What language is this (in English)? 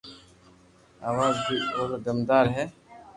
Loarki